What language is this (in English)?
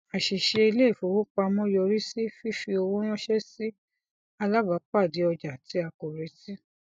Yoruba